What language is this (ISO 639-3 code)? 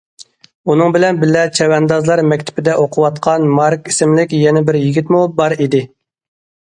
uig